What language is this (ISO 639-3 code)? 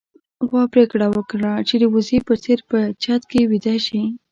pus